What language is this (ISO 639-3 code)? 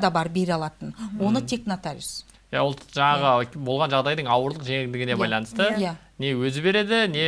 tur